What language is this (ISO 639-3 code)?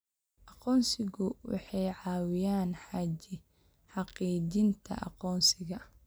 som